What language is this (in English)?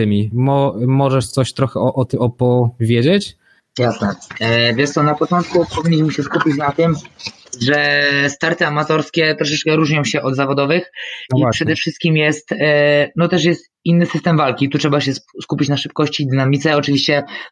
Polish